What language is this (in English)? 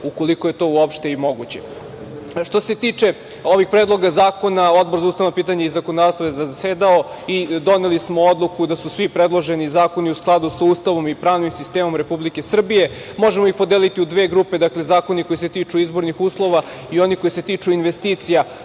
Serbian